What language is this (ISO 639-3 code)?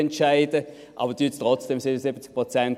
gsw